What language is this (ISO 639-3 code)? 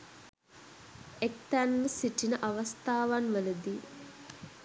sin